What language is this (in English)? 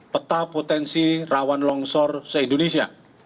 Indonesian